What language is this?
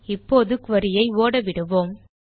Tamil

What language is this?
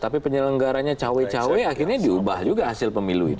Indonesian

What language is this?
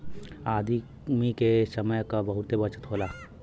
Bhojpuri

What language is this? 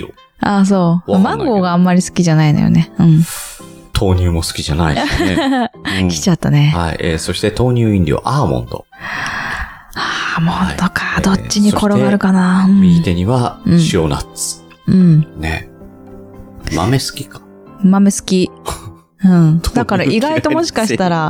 Japanese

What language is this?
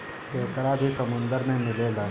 Bhojpuri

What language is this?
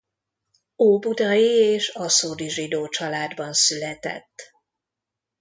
Hungarian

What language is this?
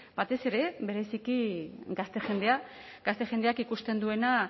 Basque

